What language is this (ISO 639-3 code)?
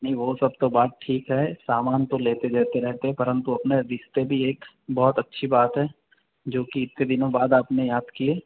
hin